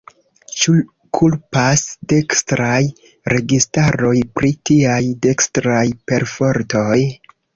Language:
Esperanto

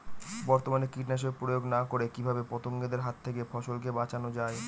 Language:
Bangla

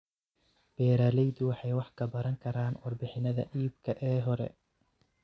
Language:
Somali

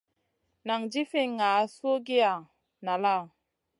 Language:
Masana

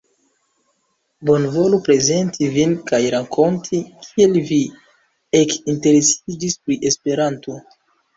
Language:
Esperanto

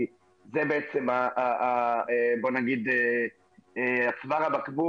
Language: Hebrew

